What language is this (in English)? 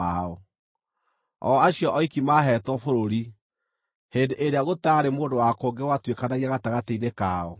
Kikuyu